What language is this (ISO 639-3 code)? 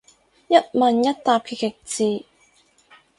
yue